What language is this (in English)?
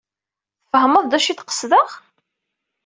Kabyle